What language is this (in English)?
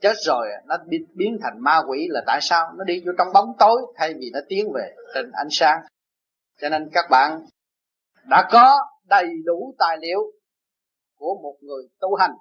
Vietnamese